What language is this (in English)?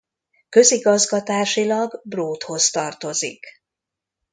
Hungarian